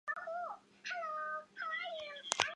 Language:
Chinese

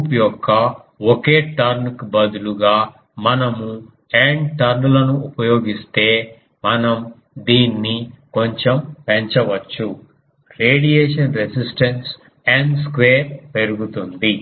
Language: Telugu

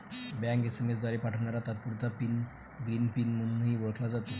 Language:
Marathi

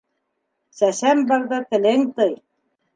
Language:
Bashkir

